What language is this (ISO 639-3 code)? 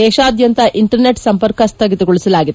kan